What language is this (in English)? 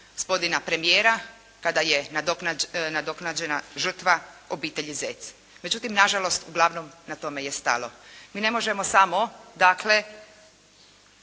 Croatian